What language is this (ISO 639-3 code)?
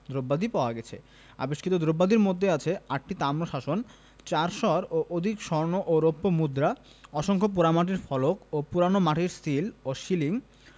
ben